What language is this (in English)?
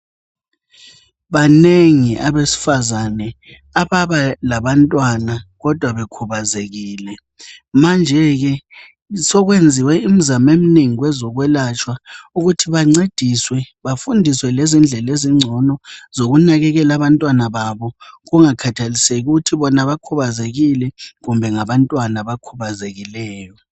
North Ndebele